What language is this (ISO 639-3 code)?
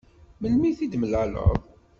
kab